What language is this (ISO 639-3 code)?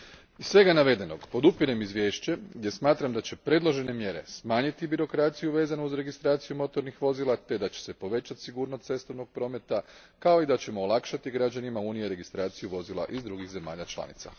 hrv